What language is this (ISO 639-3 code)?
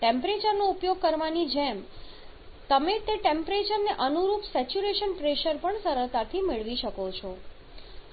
guj